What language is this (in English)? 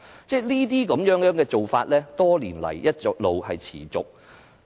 Cantonese